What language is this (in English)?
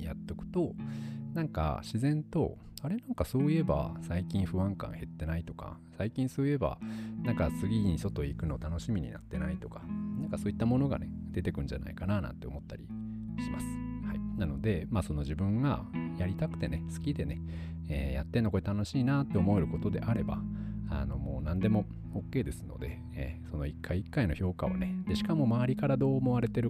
Japanese